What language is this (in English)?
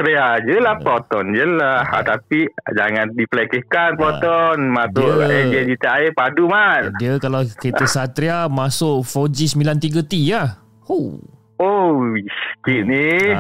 Malay